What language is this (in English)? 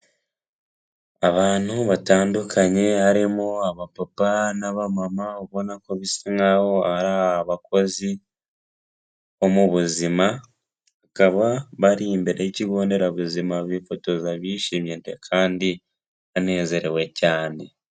Kinyarwanda